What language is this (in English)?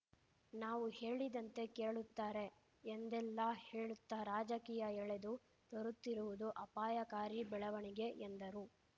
Kannada